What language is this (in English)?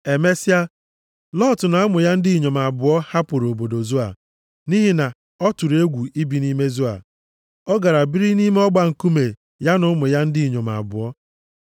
Igbo